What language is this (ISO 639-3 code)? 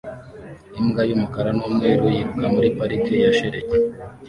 kin